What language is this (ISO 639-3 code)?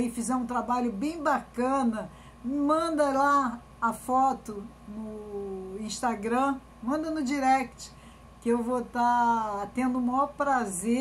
por